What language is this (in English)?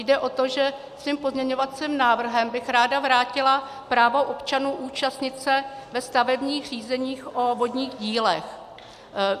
Czech